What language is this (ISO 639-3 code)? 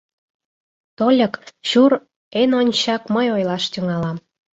chm